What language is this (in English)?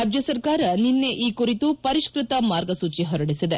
Kannada